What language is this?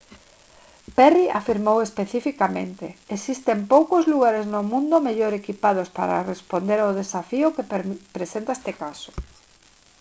Galician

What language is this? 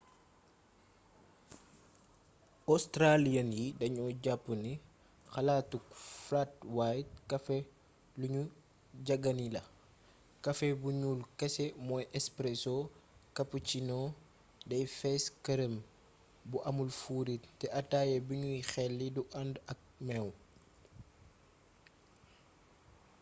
Wolof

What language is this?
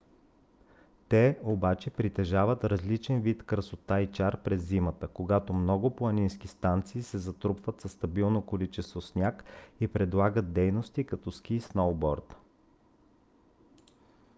Bulgarian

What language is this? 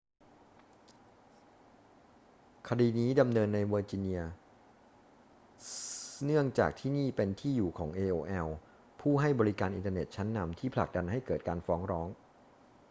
Thai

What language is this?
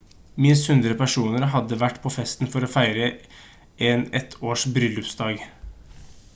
Norwegian Bokmål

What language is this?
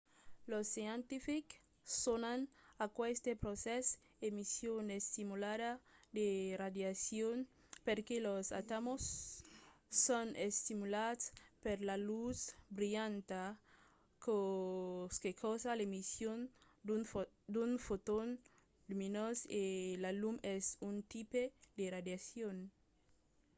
Occitan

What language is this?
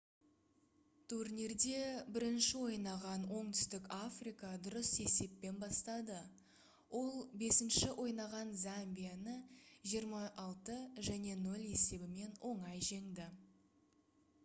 Kazakh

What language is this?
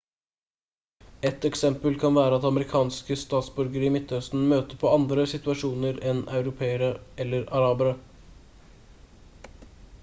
Norwegian Bokmål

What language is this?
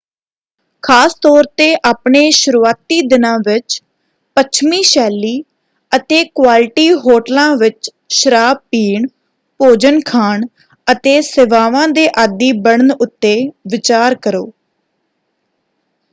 Punjabi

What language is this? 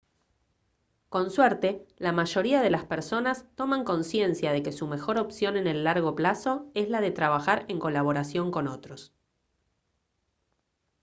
Spanish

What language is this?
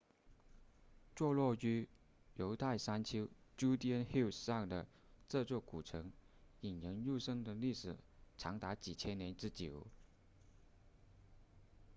Chinese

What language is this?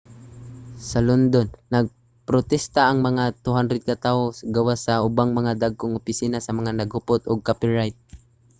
Cebuano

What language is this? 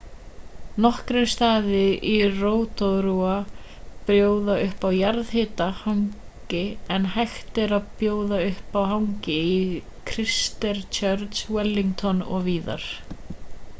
Icelandic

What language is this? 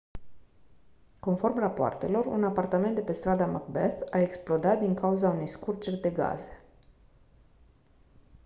Romanian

